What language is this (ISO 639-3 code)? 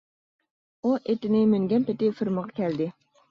uig